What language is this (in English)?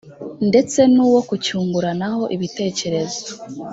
Kinyarwanda